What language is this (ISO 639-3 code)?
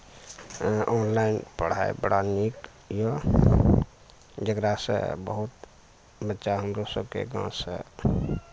mai